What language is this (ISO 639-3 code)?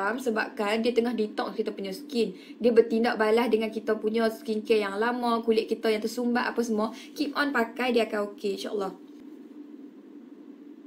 msa